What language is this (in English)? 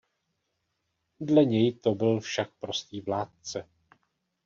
Czech